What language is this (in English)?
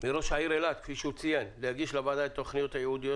Hebrew